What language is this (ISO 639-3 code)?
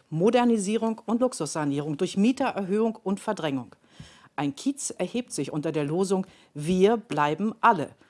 deu